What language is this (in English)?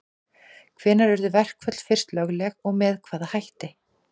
Icelandic